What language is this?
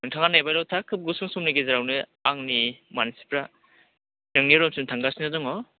Bodo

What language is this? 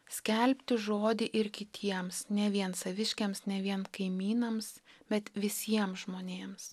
Lithuanian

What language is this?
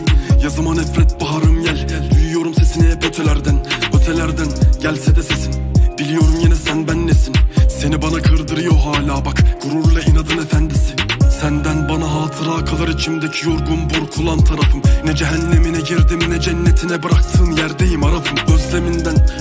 Turkish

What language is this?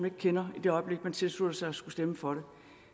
Danish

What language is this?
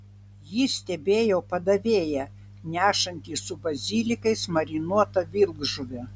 Lithuanian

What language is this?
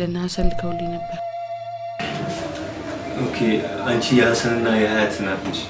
Arabic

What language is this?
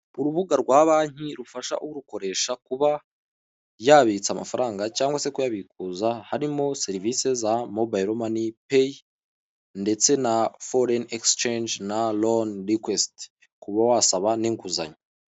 Kinyarwanda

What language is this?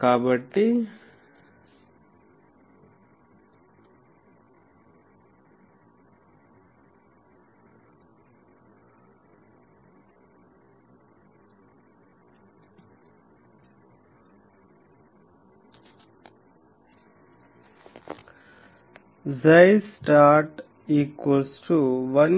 Telugu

